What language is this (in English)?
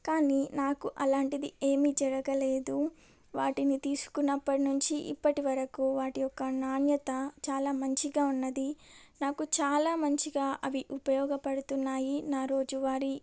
Telugu